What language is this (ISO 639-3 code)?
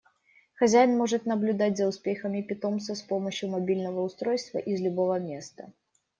rus